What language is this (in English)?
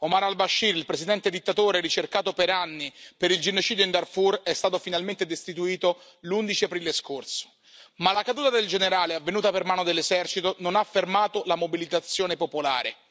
Italian